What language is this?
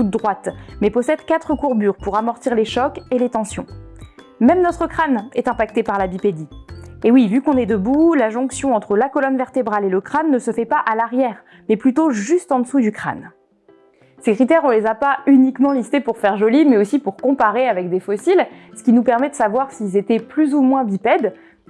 French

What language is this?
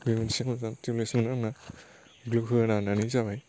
Bodo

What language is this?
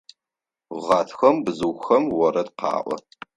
Adyghe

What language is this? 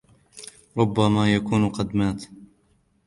Arabic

